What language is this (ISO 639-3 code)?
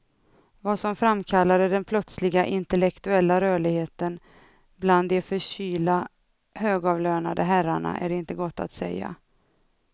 swe